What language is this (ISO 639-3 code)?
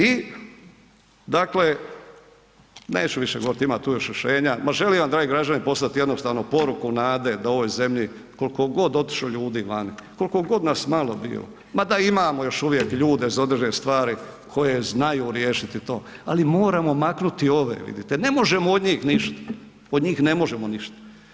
hrv